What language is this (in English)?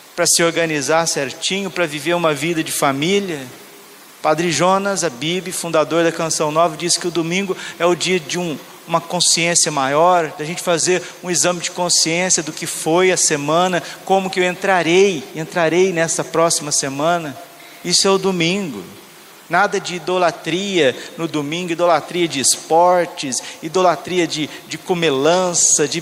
Portuguese